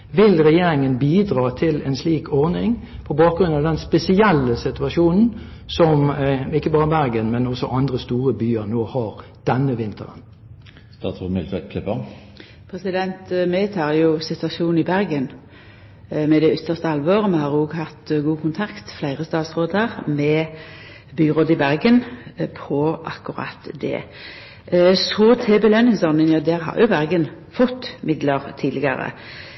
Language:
Norwegian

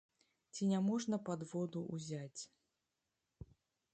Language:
Belarusian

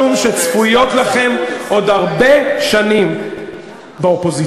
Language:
Hebrew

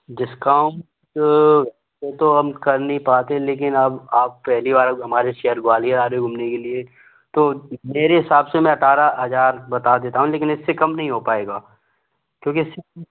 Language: Hindi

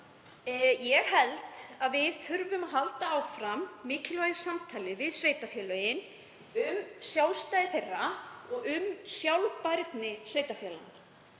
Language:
Icelandic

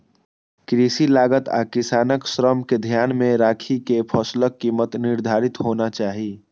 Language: Maithili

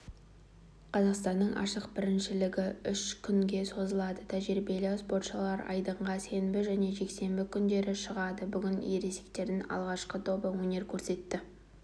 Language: Kazakh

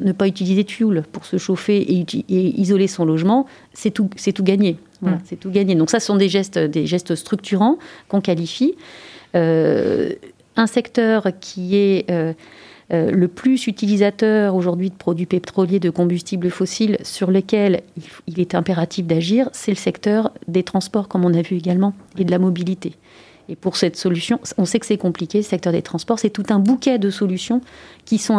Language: French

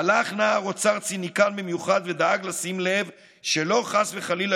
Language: Hebrew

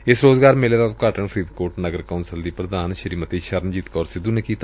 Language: Punjabi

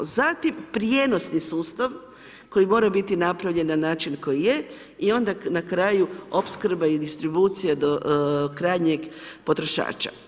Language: Croatian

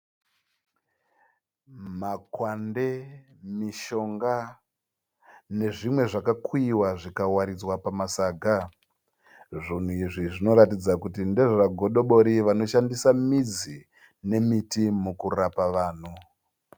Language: Shona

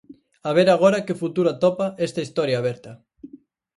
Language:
Galician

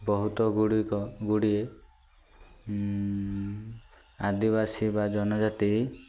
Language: Odia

